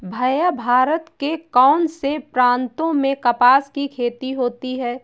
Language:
Hindi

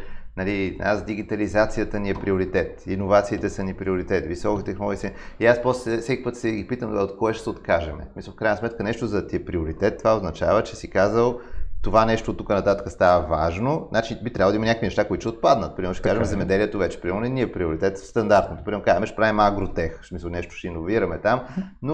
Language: Bulgarian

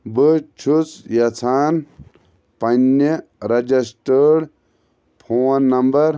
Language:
Kashmiri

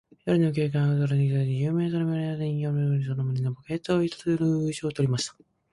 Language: Japanese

